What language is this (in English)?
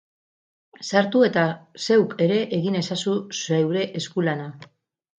Basque